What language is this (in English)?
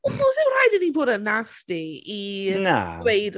Welsh